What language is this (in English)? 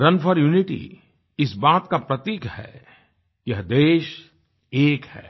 Hindi